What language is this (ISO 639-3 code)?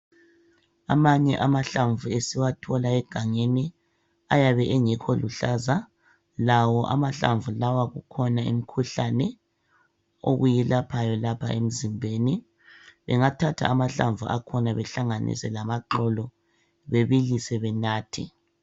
nde